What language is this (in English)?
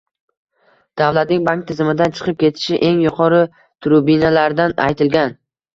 Uzbek